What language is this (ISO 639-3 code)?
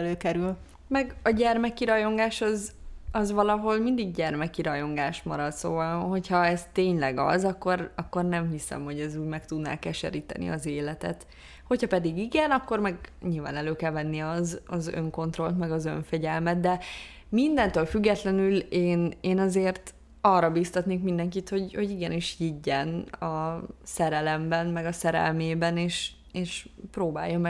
hun